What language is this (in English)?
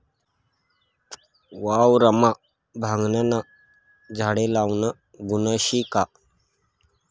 Marathi